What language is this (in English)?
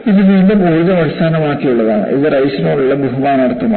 Malayalam